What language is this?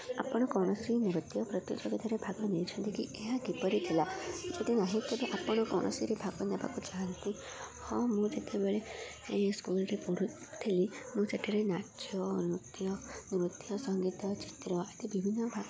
Odia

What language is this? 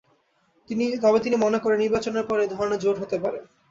Bangla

